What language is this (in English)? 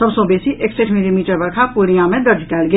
Maithili